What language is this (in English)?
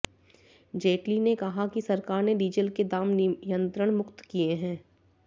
Hindi